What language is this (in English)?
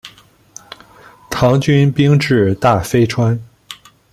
Chinese